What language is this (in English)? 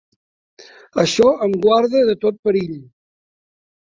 Catalan